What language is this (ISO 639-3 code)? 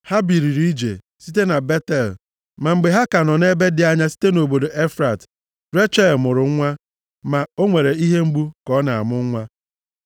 ibo